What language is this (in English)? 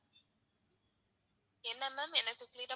Tamil